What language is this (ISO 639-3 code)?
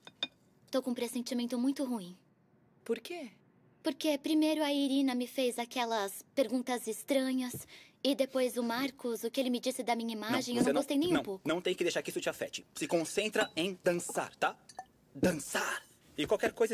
por